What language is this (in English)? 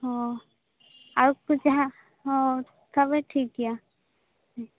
Santali